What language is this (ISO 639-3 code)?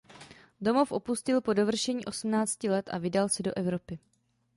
ces